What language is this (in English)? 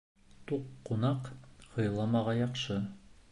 Bashkir